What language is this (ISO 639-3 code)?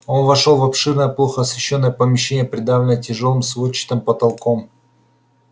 rus